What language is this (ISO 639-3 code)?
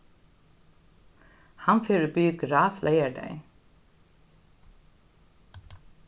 fao